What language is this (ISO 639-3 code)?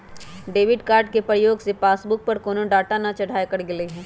mag